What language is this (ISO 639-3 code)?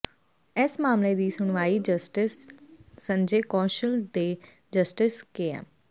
pan